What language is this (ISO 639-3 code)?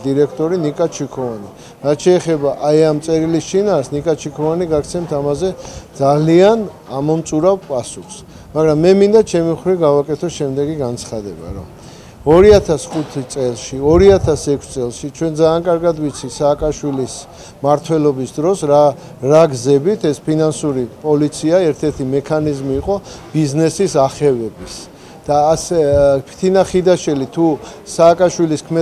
tur